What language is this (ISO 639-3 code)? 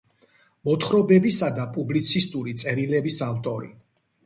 kat